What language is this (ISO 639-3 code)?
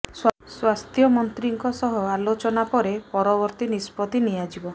ori